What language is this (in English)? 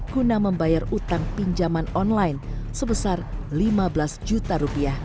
Indonesian